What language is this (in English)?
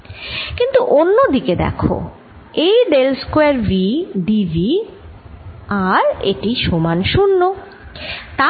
Bangla